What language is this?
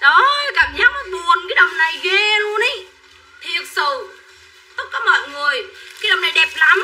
Vietnamese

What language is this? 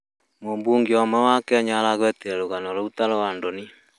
Kikuyu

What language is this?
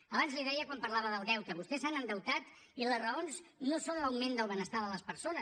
Catalan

